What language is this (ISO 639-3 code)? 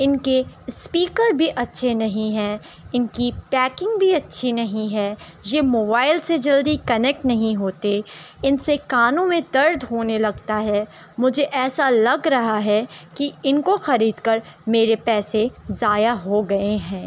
urd